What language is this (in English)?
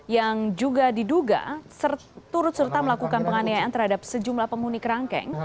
Indonesian